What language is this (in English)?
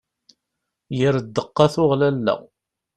Kabyle